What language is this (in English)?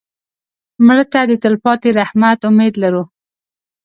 Pashto